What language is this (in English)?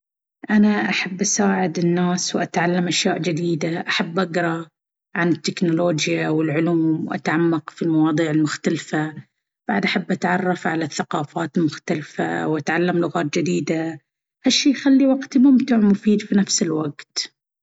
Baharna Arabic